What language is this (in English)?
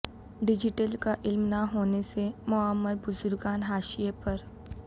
Urdu